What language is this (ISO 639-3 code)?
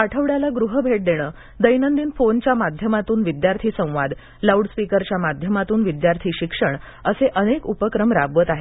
mar